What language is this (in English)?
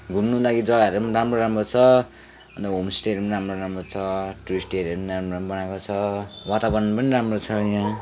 Nepali